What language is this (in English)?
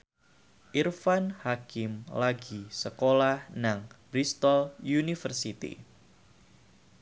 Javanese